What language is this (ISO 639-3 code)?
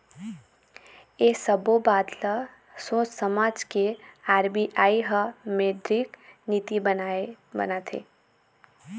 hne